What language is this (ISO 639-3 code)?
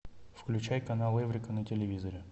rus